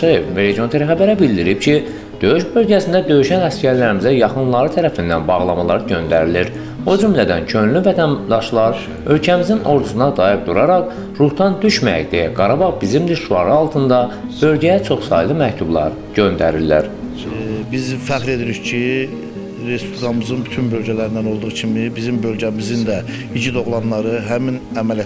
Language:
Turkish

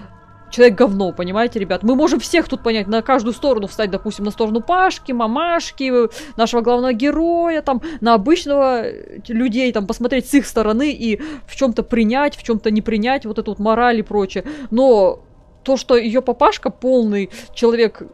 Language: Russian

